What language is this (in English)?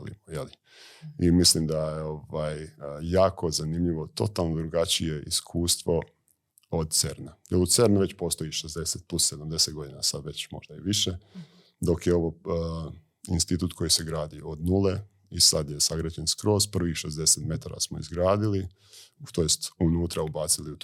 Croatian